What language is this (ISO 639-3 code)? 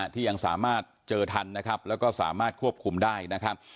tha